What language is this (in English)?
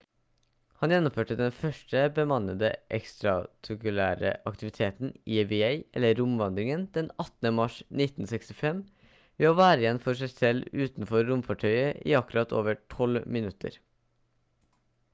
Norwegian Bokmål